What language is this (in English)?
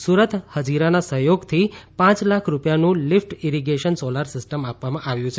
Gujarati